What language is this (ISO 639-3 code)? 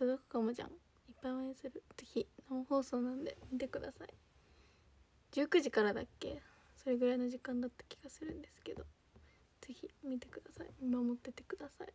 jpn